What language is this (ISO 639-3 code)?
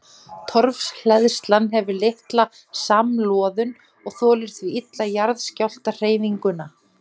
isl